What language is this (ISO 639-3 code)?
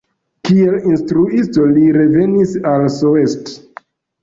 epo